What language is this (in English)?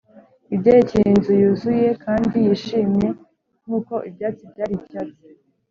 Kinyarwanda